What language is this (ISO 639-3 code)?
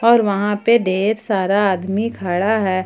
hin